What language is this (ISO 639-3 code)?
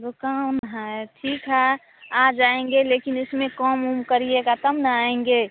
hin